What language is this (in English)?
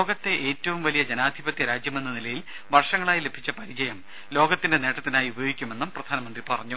Malayalam